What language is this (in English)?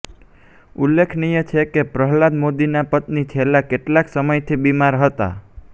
Gujarati